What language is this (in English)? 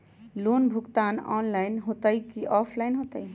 Magahi